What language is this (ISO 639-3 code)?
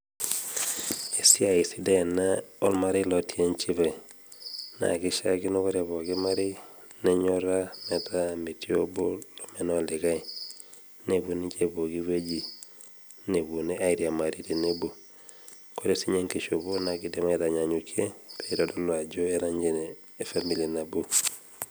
mas